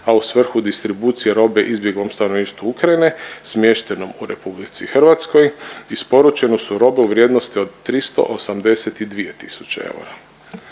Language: Croatian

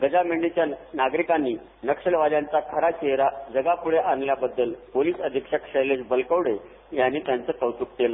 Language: Marathi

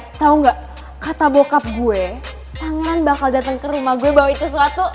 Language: Indonesian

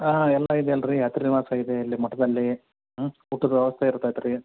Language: Kannada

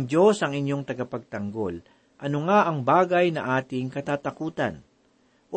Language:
Filipino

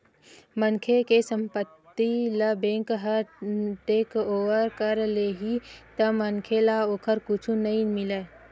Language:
Chhattisgarhi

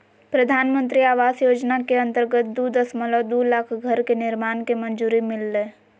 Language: Magahi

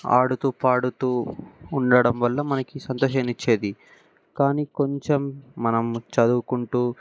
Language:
Telugu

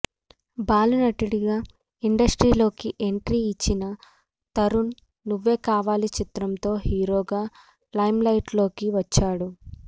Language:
Telugu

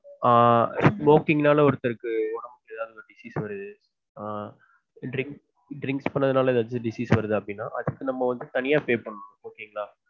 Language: Tamil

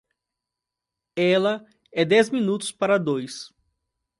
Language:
Portuguese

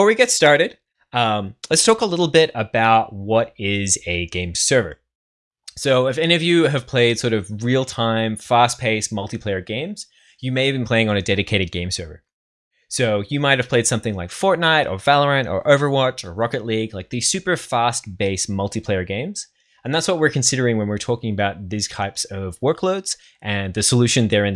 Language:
English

